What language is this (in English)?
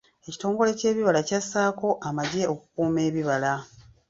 Ganda